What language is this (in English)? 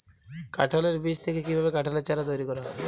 Bangla